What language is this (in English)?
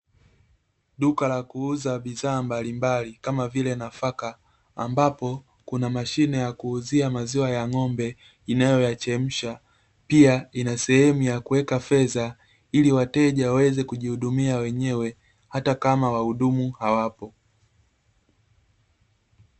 Swahili